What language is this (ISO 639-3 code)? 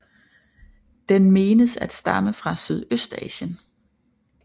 dan